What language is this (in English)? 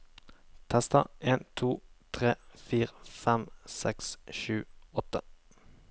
Norwegian